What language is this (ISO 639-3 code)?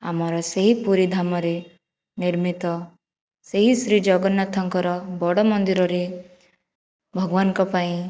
ori